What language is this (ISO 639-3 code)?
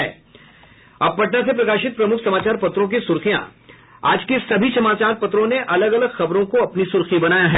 hin